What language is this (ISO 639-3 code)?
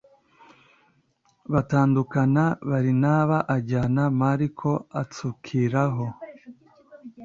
kin